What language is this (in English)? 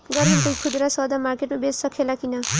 Bhojpuri